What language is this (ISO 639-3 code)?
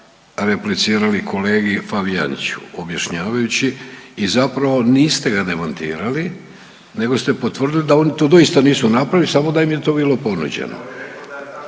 hrv